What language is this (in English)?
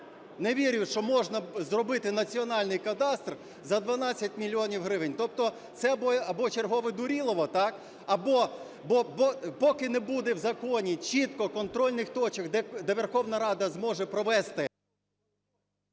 Ukrainian